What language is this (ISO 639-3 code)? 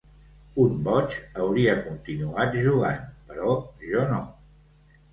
cat